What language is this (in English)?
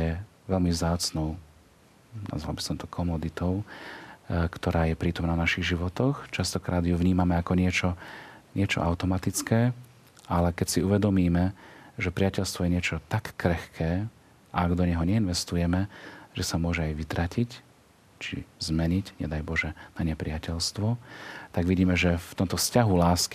Slovak